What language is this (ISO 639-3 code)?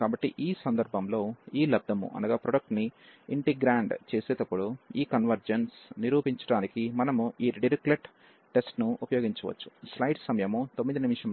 tel